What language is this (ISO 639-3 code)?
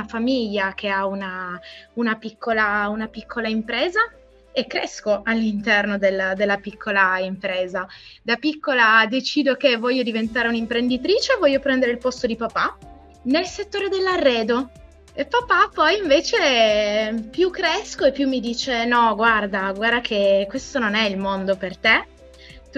ita